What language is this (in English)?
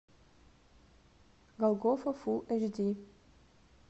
Russian